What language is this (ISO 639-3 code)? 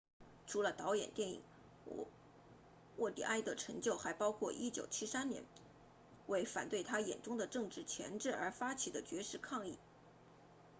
zho